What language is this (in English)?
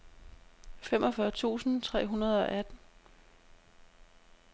Danish